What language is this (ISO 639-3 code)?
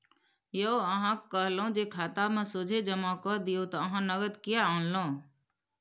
mai